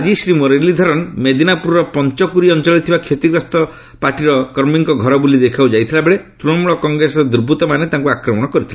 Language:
Odia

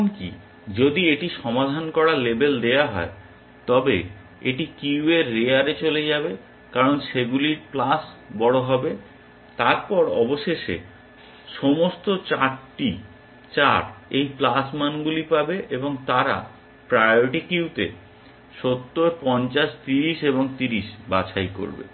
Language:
Bangla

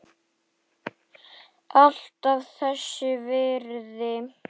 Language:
Icelandic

